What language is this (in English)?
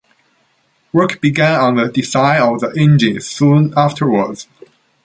English